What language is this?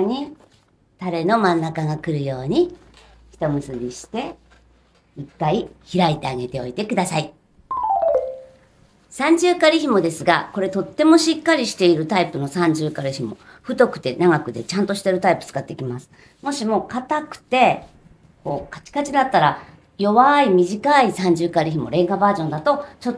Japanese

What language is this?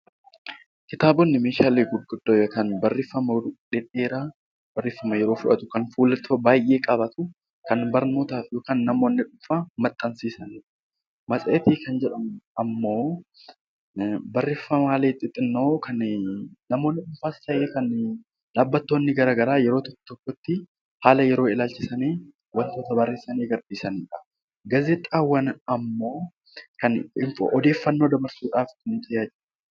Oromo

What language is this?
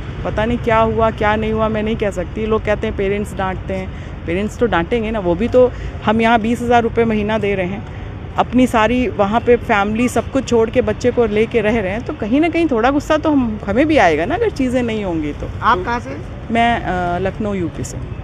Hindi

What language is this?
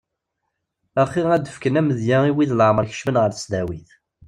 Kabyle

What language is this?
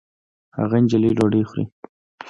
Pashto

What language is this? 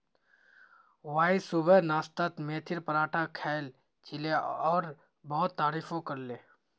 Magahi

